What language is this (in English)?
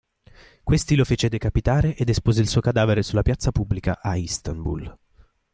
Italian